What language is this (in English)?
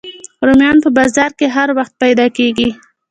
Pashto